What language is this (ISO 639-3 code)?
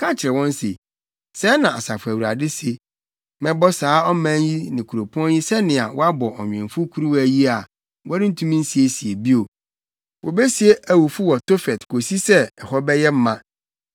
aka